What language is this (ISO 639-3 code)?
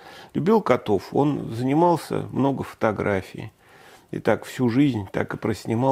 rus